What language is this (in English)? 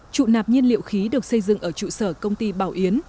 Vietnamese